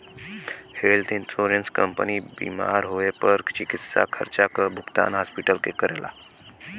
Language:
Bhojpuri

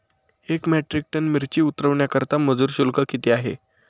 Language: Marathi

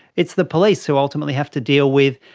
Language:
English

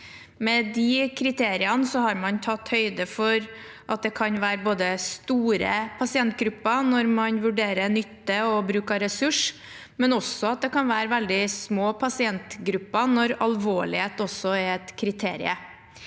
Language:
Norwegian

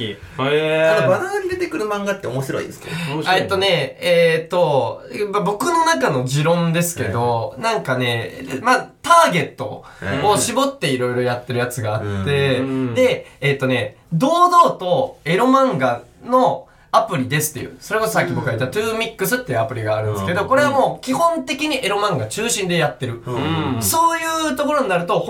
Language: Japanese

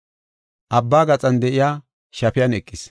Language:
Gofa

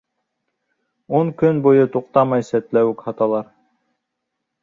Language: Bashkir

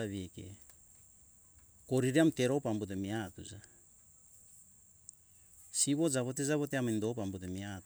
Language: Hunjara-Kaina Ke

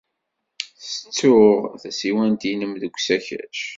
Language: Kabyle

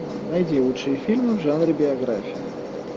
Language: Russian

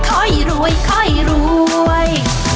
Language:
Thai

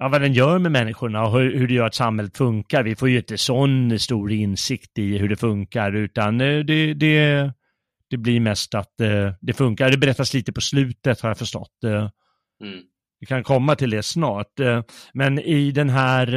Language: Swedish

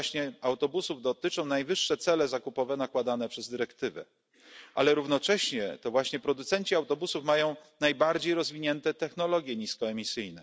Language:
Polish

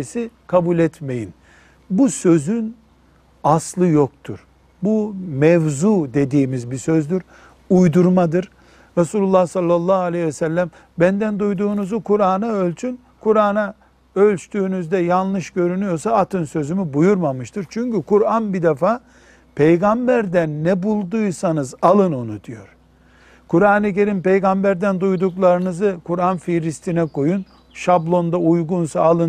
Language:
Turkish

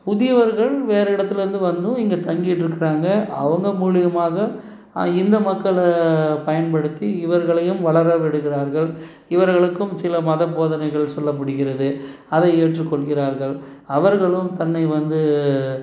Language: Tamil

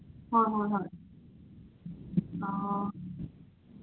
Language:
Manipuri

